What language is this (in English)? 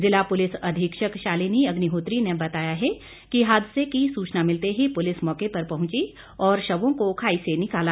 Hindi